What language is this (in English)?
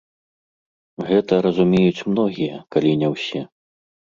Belarusian